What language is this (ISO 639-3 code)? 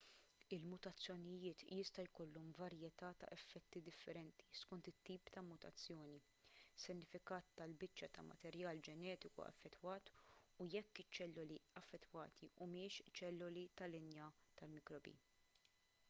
mlt